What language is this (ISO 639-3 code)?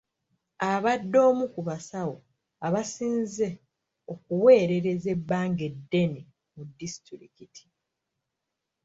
lug